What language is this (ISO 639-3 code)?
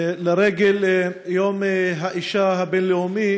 heb